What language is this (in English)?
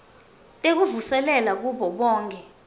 Swati